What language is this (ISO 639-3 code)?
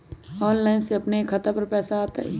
mag